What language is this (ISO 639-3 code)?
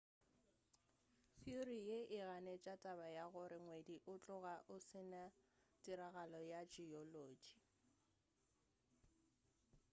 nso